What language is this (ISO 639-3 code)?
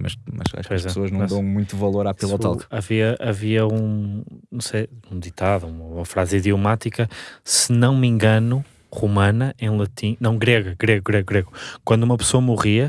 por